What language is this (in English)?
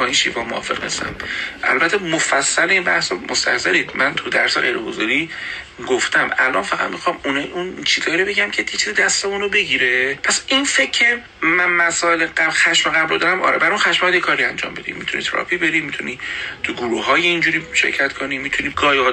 Persian